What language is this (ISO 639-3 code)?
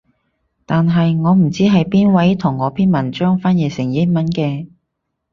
yue